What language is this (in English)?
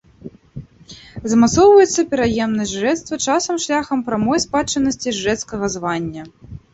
Belarusian